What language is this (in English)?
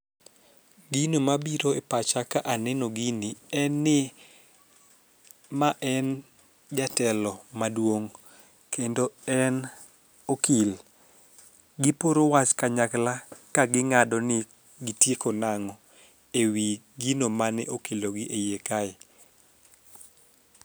Luo (Kenya and Tanzania)